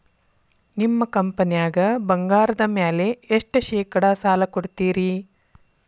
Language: Kannada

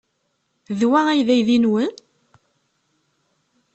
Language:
Kabyle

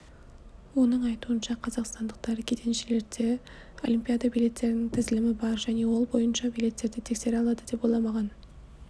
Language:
Kazakh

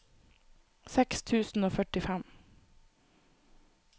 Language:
Norwegian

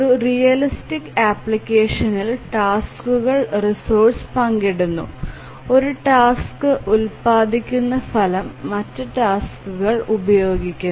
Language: Malayalam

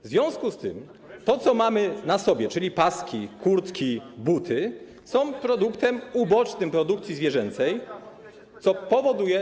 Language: Polish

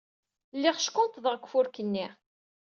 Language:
Kabyle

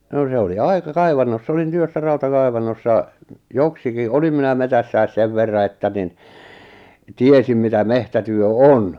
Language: Finnish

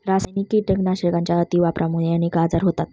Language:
Marathi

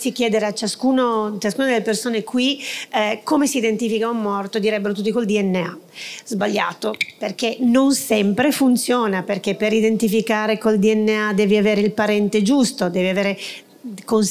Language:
Italian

